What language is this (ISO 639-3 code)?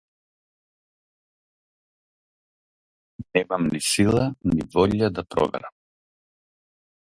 mkd